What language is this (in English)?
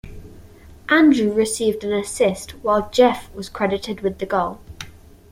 English